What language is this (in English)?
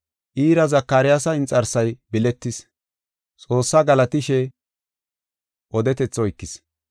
Gofa